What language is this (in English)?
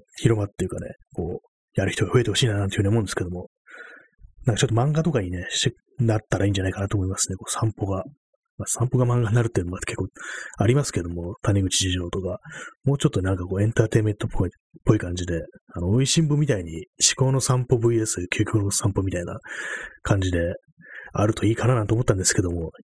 Japanese